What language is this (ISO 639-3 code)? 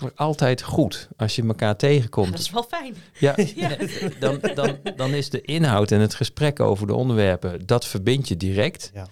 nld